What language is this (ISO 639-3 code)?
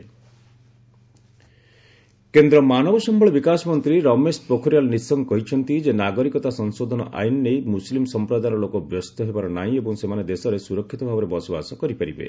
ori